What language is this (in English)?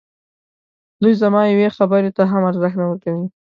Pashto